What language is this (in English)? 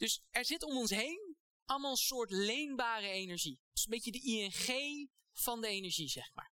Dutch